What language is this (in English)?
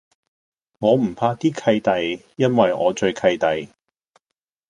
Cantonese